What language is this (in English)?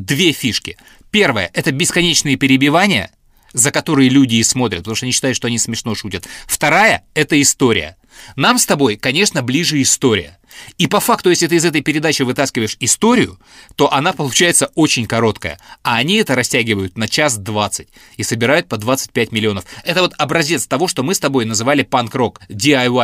Russian